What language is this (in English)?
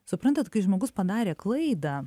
Lithuanian